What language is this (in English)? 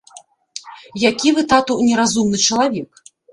Belarusian